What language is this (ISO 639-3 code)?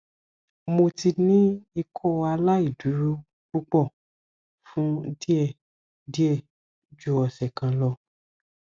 yor